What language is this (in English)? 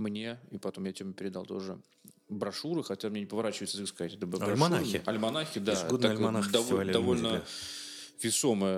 Russian